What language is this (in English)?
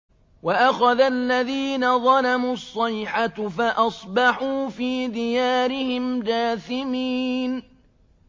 Arabic